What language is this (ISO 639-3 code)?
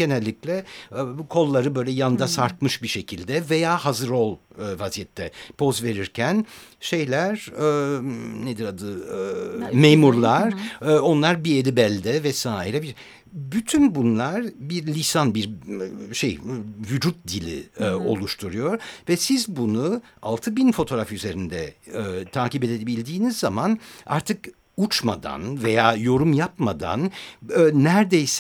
tur